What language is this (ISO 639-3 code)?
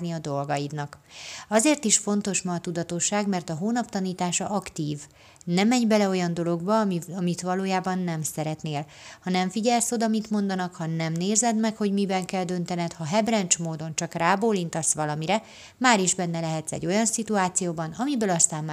hun